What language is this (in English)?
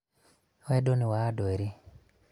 Kikuyu